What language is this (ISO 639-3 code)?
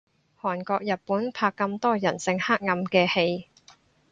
yue